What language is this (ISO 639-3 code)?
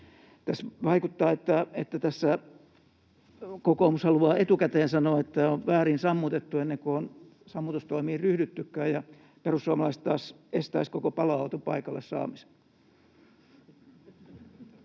fin